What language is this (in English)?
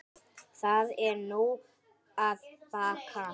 Icelandic